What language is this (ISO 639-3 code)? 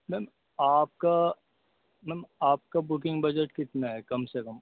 urd